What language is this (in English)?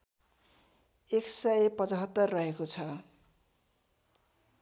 Nepali